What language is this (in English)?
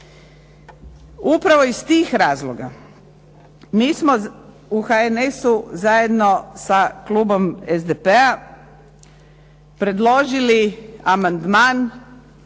Croatian